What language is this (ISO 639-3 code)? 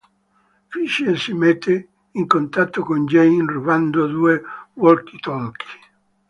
ita